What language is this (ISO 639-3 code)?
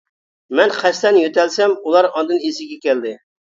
uig